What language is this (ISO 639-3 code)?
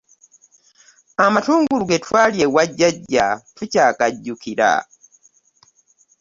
lug